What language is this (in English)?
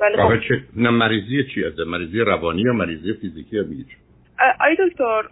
Persian